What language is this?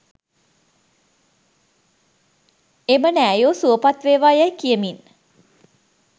Sinhala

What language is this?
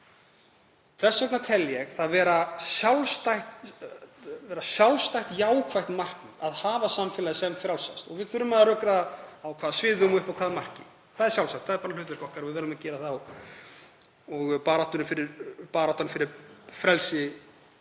Icelandic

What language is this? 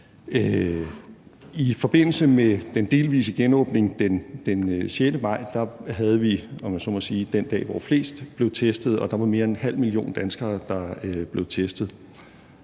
Danish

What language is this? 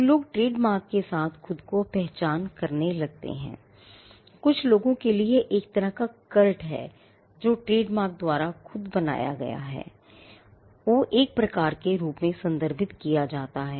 Hindi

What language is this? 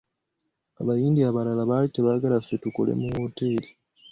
Ganda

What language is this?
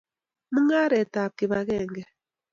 Kalenjin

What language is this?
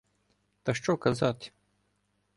Ukrainian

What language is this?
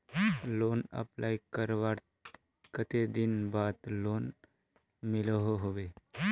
Magahi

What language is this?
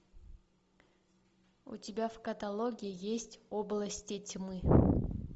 Russian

